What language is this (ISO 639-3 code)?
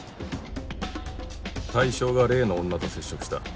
jpn